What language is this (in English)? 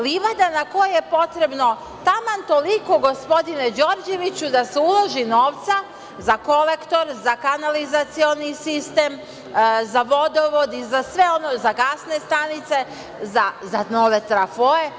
Serbian